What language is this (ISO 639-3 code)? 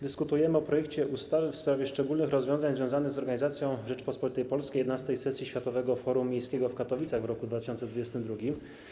pol